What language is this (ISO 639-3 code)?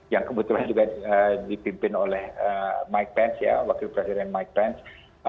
ind